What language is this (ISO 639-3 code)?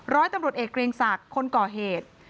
tha